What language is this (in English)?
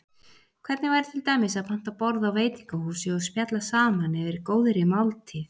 Icelandic